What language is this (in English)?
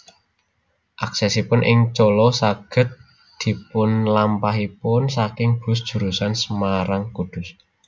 Javanese